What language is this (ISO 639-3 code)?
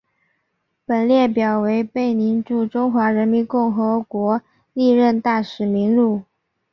zho